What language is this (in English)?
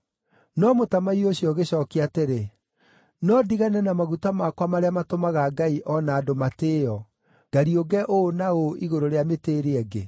Kikuyu